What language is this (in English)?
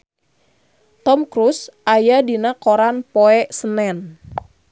Sundanese